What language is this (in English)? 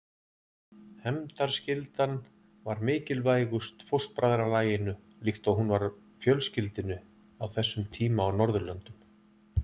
Icelandic